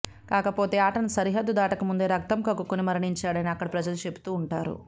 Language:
Telugu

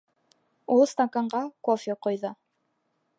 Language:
Bashkir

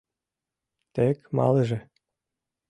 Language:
Mari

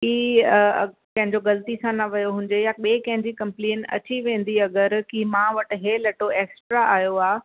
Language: Sindhi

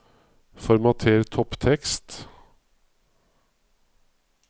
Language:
Norwegian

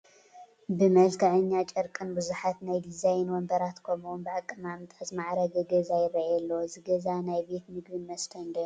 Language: Tigrinya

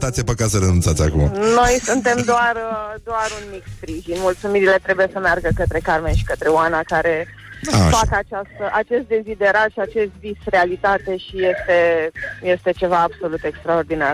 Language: Romanian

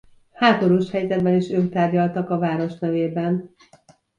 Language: Hungarian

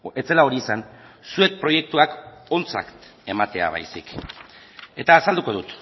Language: Basque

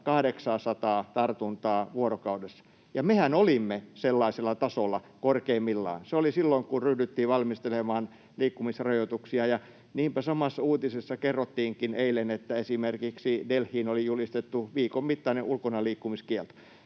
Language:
Finnish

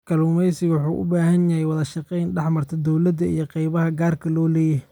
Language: Somali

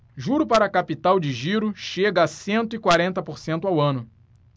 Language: Portuguese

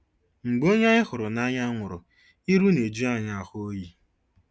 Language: Igbo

